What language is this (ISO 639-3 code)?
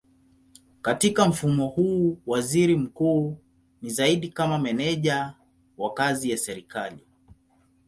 swa